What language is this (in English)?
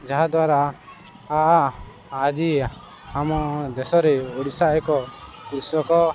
Odia